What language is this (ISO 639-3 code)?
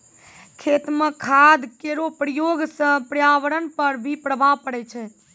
mai